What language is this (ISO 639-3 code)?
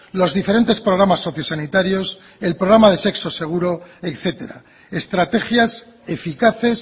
spa